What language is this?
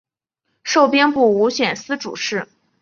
Chinese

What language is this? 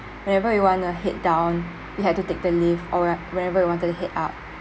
English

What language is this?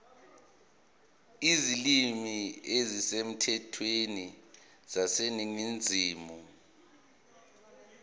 Zulu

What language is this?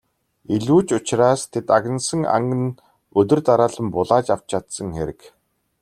Mongolian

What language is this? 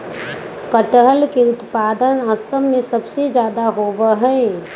Magahi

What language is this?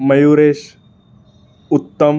Marathi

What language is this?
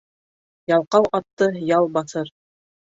Bashkir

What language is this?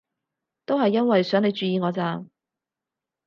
Cantonese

